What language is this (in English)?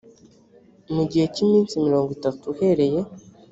Kinyarwanda